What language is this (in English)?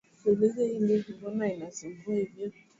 Swahili